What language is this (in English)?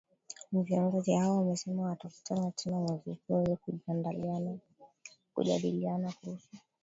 Swahili